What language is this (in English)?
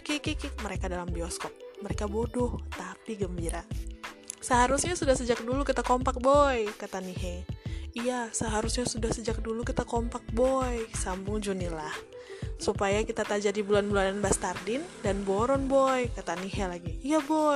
Indonesian